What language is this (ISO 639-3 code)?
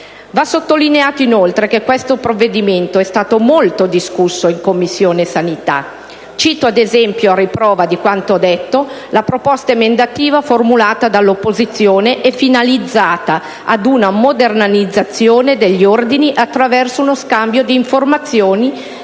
ita